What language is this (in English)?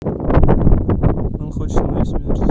Russian